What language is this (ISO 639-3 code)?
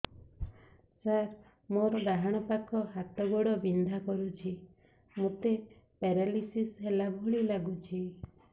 ori